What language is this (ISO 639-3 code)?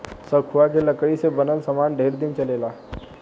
bho